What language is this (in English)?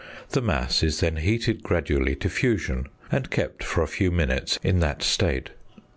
English